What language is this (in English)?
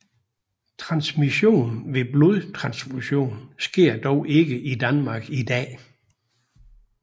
Danish